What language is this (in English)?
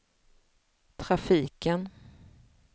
Swedish